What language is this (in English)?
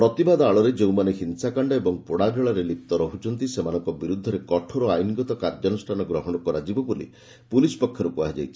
Odia